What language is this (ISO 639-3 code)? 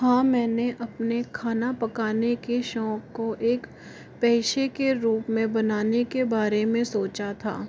hin